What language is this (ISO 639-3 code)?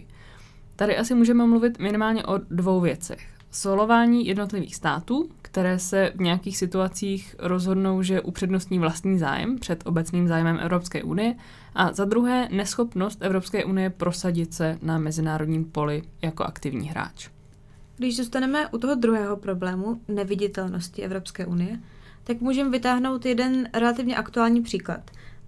ces